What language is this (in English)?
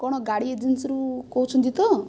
Odia